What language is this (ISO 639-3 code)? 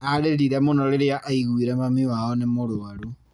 kik